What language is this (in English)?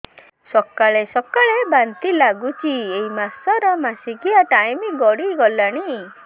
Odia